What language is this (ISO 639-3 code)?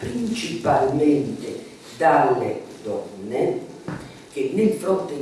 ita